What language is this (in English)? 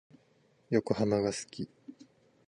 Japanese